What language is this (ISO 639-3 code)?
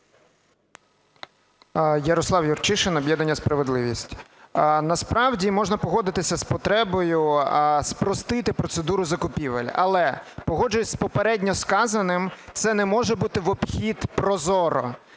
ukr